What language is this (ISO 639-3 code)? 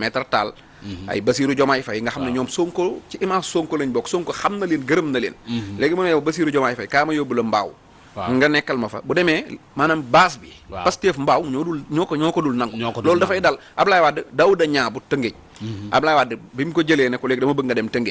ind